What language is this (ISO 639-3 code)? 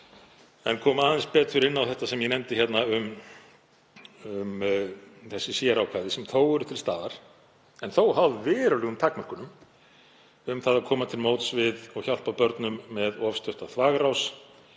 isl